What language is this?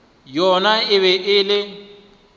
Northern Sotho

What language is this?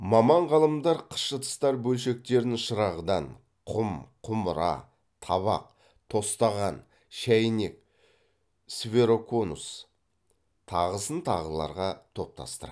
Kazakh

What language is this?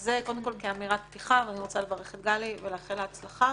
Hebrew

